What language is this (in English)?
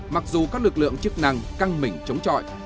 Vietnamese